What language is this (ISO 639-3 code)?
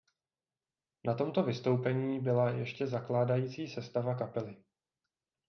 ces